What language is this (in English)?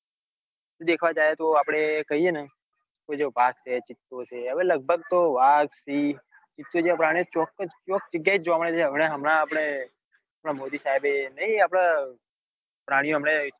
Gujarati